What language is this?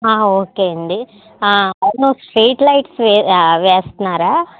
Telugu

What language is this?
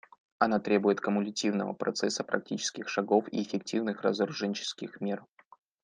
Russian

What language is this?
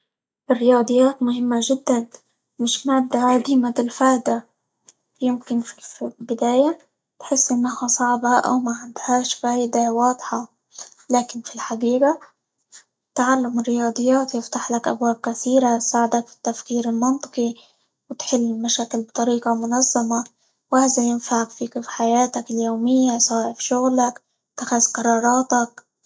Libyan Arabic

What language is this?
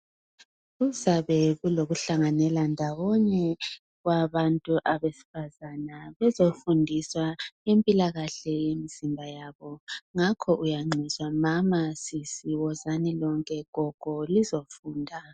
North Ndebele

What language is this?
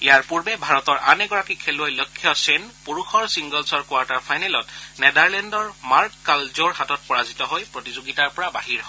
Assamese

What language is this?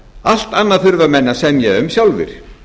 Icelandic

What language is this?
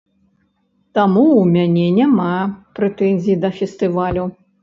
Belarusian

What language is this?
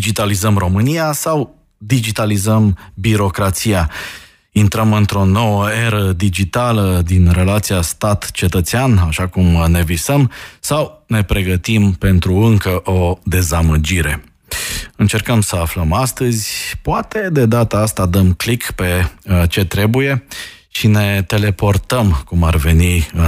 Romanian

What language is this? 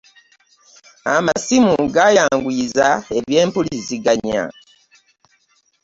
Ganda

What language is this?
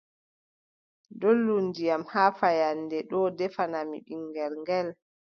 Adamawa Fulfulde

